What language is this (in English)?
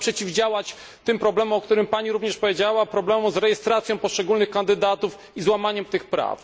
Polish